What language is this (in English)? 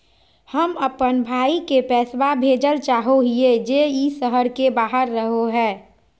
Magahi